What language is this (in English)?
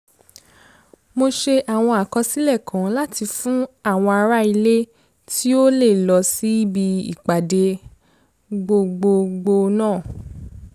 Yoruba